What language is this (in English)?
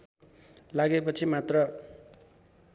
Nepali